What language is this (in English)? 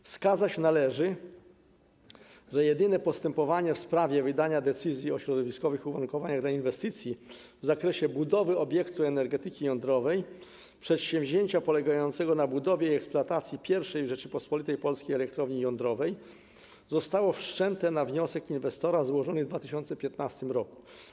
Polish